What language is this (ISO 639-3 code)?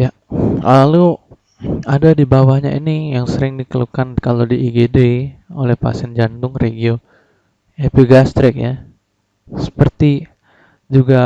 ind